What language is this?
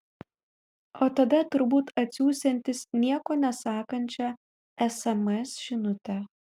Lithuanian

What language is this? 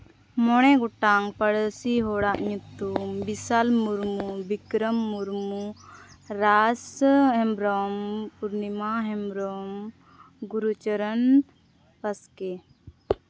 Santali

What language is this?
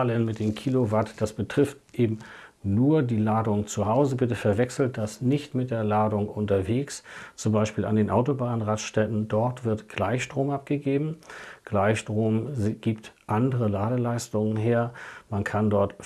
German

